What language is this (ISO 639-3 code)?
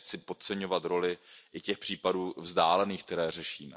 ces